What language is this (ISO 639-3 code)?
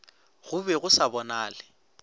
nso